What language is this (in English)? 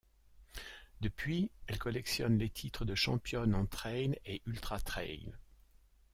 French